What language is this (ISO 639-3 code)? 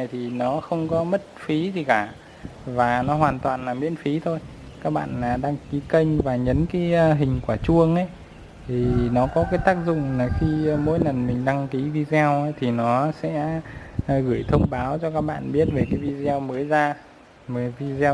vie